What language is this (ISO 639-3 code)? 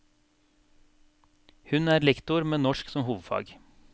nor